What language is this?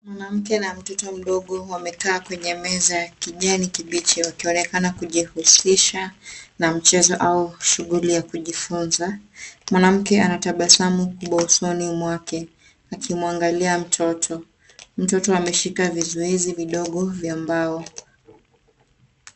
Swahili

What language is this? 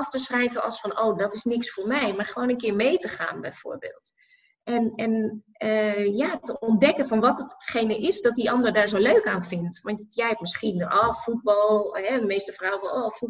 Dutch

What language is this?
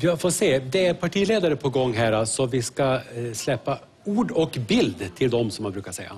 Swedish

